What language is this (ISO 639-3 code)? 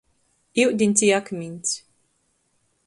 ltg